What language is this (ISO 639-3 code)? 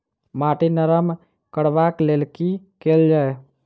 mai